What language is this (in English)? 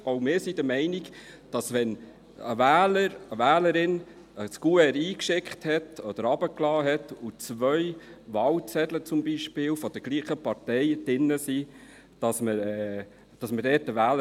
Swiss German